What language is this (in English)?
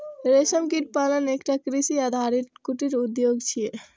Maithili